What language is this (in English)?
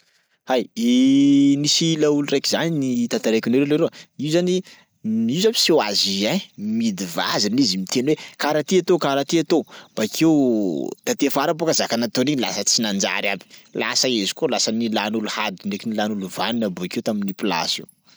Sakalava Malagasy